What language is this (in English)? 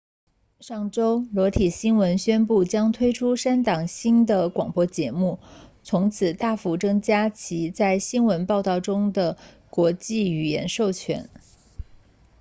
Chinese